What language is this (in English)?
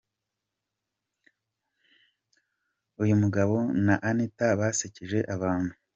Kinyarwanda